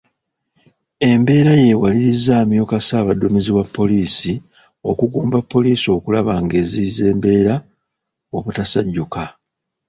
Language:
Ganda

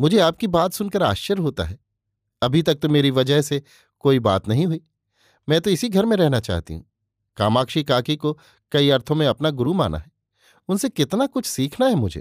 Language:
Hindi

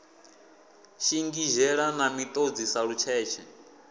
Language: Venda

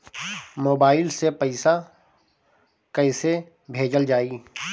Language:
Bhojpuri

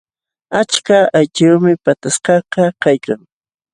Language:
Jauja Wanca Quechua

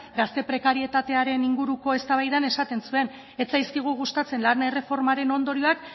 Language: Basque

